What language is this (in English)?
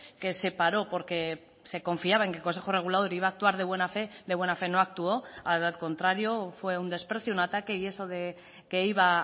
Spanish